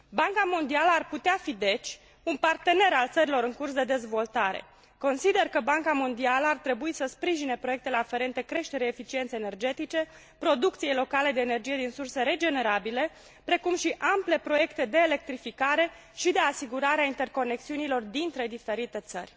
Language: Romanian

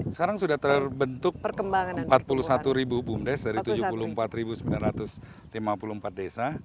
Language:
Indonesian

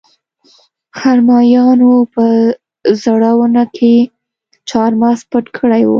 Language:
Pashto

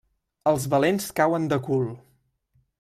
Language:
Catalan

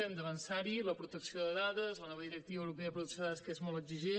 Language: Catalan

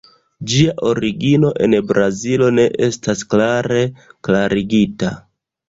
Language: Esperanto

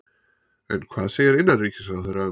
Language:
Icelandic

